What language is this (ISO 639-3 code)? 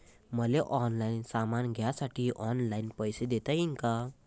mar